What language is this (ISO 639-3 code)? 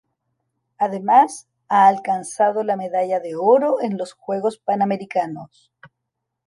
spa